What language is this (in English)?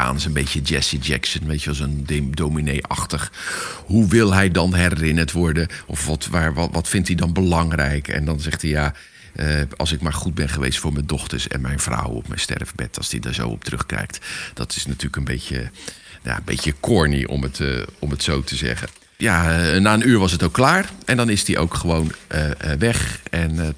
Dutch